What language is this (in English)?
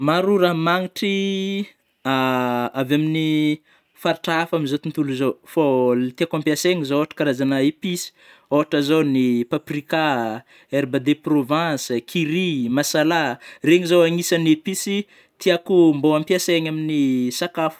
Northern Betsimisaraka Malagasy